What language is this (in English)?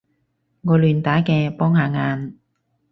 Cantonese